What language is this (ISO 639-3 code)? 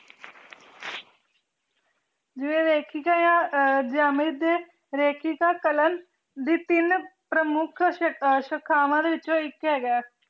pan